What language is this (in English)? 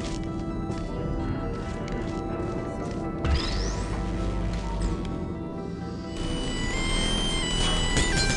Korean